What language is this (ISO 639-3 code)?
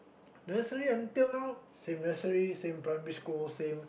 eng